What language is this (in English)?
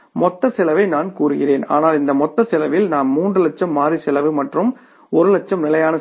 Tamil